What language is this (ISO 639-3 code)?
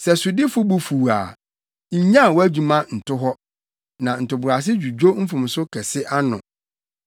aka